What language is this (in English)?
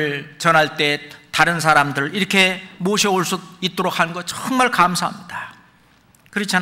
Korean